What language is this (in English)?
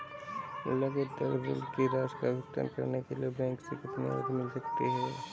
Hindi